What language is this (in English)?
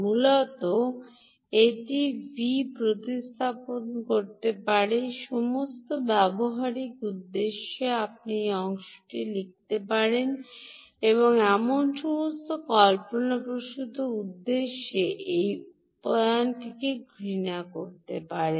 Bangla